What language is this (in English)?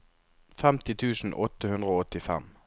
Norwegian